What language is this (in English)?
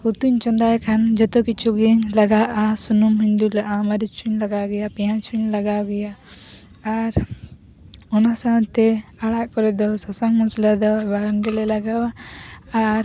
Santali